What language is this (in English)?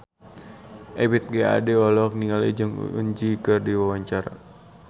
Sundanese